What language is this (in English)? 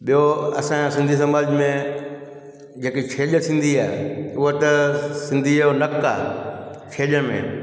Sindhi